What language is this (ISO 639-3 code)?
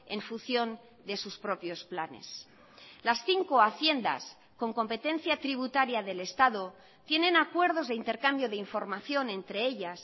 spa